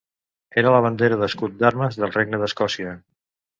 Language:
Catalan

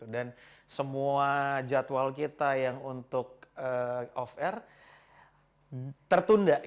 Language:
Indonesian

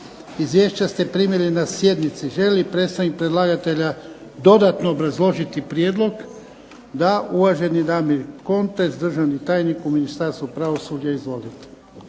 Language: Croatian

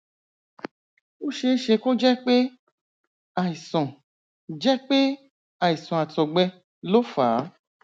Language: Yoruba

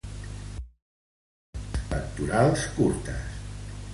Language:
Catalan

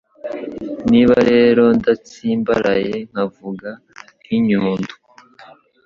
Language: Kinyarwanda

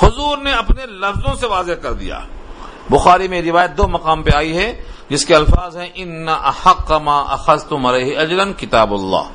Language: Urdu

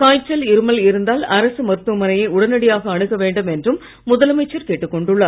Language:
Tamil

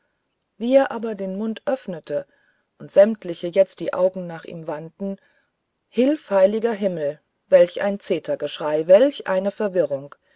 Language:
German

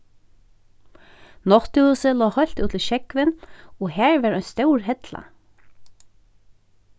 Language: Faroese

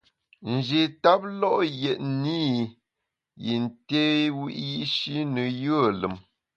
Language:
Bamun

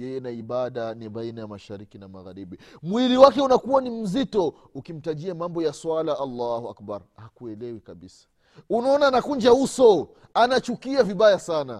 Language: Swahili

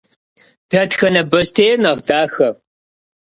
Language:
Kabardian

